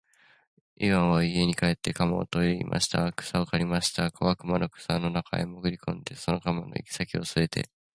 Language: Japanese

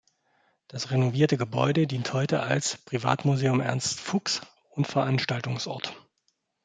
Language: German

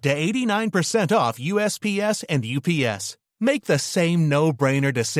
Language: Persian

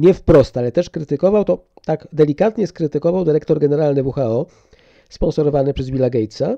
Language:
Polish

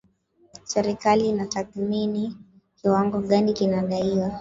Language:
Swahili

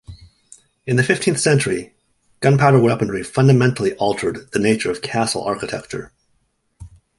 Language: English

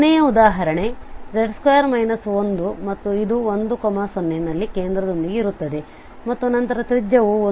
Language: Kannada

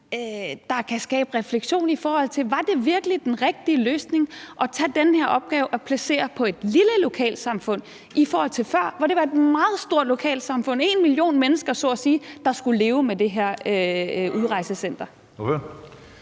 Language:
Danish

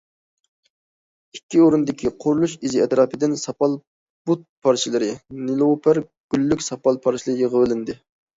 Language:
Uyghur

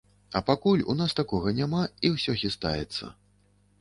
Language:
Belarusian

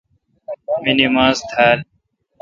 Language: Kalkoti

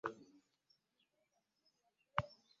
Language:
Ganda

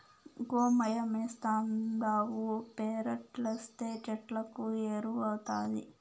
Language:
Telugu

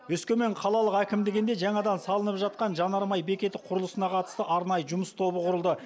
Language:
Kazakh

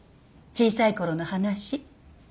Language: Japanese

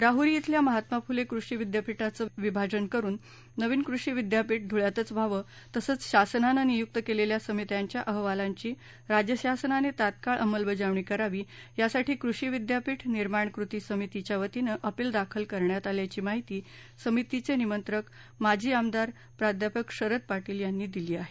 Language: Marathi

